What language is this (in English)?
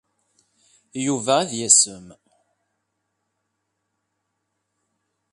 Kabyle